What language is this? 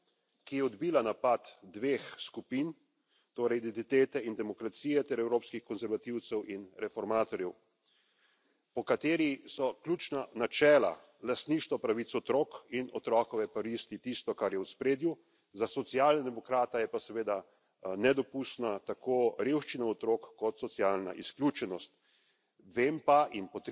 Slovenian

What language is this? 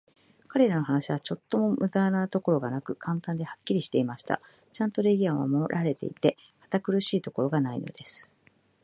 Japanese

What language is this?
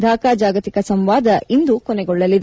Kannada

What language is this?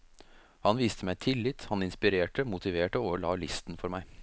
Norwegian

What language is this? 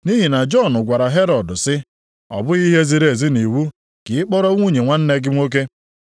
Igbo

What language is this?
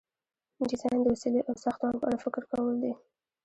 Pashto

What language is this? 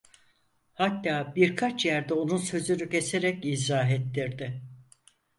Turkish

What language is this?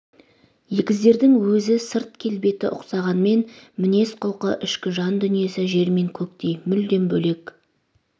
Kazakh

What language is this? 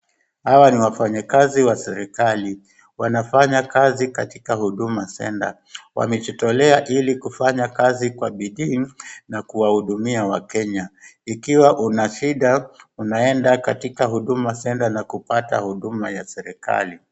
Swahili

